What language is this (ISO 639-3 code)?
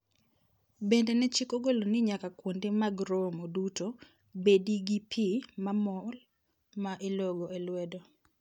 luo